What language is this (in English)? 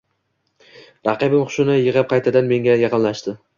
Uzbek